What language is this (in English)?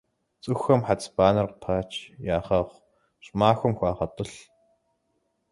Kabardian